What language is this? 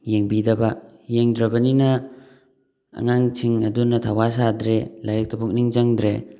Manipuri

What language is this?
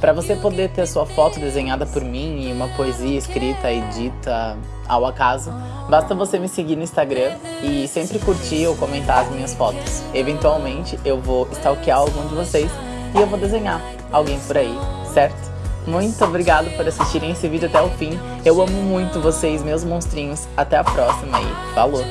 Portuguese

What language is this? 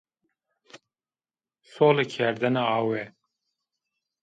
Zaza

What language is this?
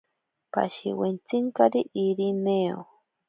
Ashéninka Perené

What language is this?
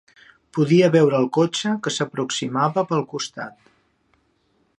Catalan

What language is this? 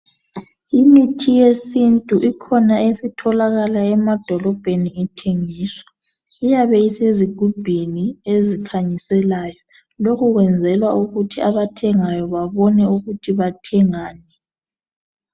North Ndebele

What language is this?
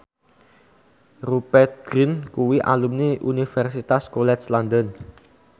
Javanese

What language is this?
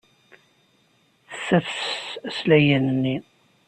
Kabyle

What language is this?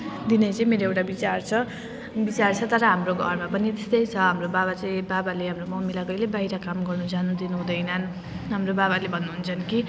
Nepali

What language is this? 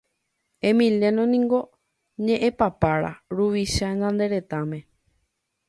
Guarani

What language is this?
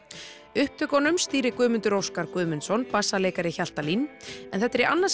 Icelandic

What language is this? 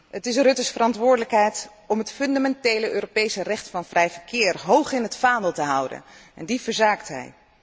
Dutch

